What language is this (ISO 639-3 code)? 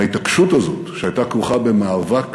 heb